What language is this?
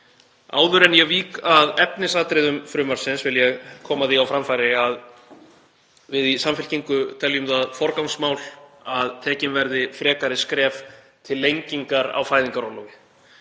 Icelandic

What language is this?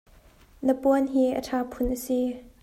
Hakha Chin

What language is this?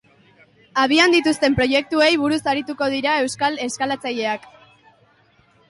Basque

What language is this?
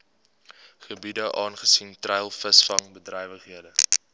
Afrikaans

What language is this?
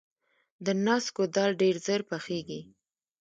Pashto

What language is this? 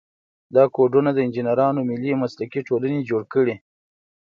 Pashto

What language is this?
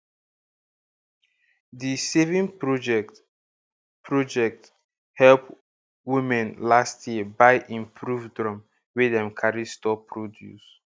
Nigerian Pidgin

